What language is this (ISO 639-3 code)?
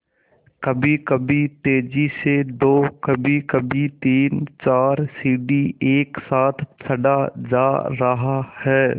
hin